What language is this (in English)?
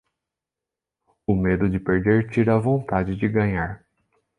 Portuguese